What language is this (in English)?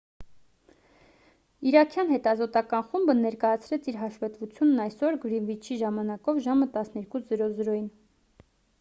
Armenian